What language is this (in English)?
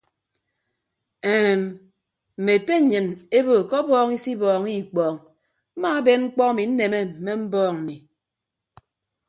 Ibibio